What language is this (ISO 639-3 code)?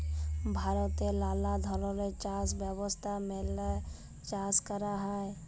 ben